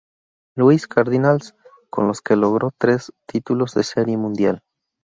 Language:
Spanish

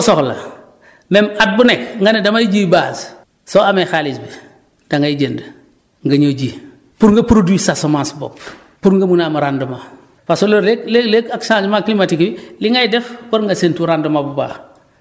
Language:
Wolof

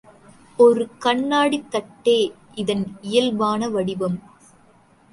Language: Tamil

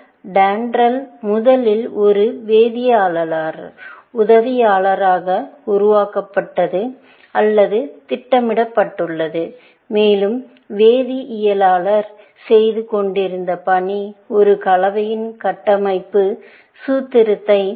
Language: Tamil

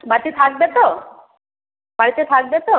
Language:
Bangla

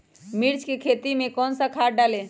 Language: Magahi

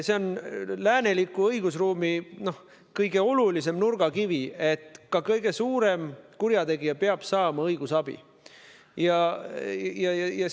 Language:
Estonian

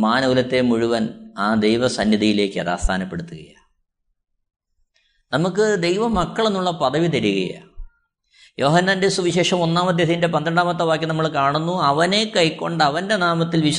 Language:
Malayalam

